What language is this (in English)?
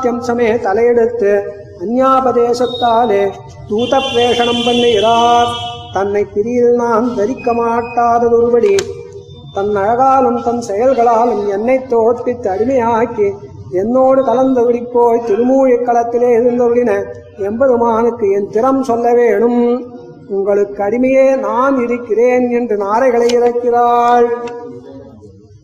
Tamil